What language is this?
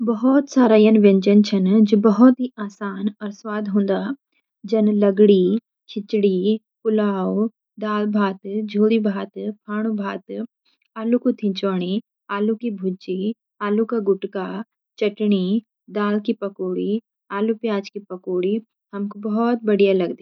Garhwali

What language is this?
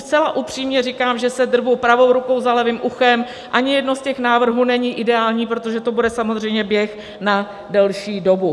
Czech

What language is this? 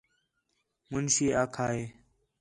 Khetrani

